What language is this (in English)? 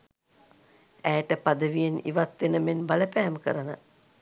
Sinhala